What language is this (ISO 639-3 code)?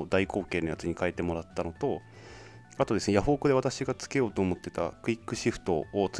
jpn